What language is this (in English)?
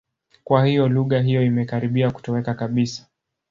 Swahili